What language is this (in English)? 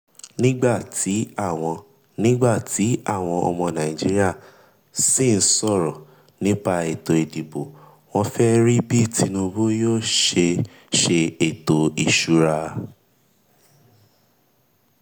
Yoruba